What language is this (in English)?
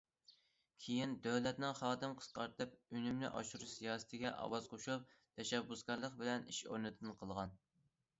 Uyghur